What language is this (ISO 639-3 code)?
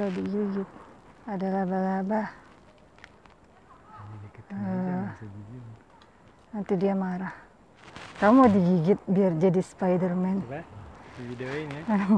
ind